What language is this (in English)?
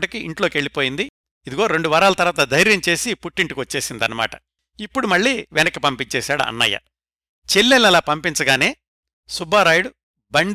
Telugu